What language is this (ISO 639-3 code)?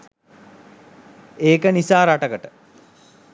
sin